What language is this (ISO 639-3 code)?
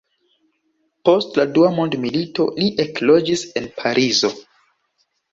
epo